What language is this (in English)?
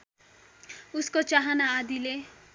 Nepali